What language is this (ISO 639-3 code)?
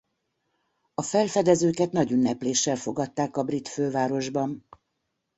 hun